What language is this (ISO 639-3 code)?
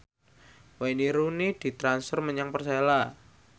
jav